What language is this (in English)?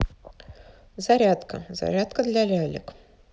Russian